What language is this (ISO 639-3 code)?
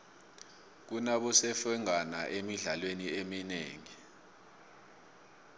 nbl